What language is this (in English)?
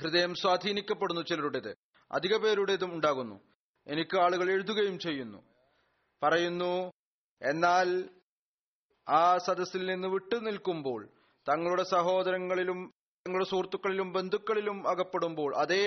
Malayalam